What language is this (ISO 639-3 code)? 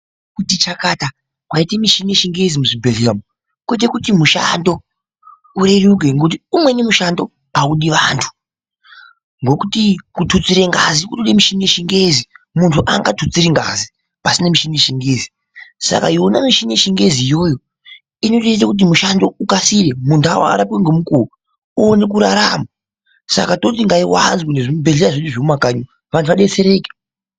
ndc